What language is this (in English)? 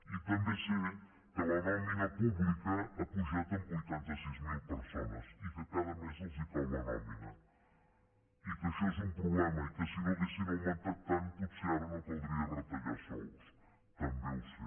Catalan